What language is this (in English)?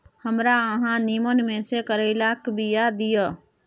Maithili